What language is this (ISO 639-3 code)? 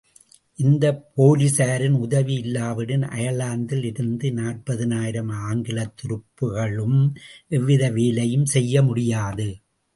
tam